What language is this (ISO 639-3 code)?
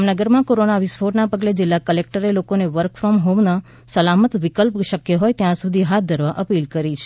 guj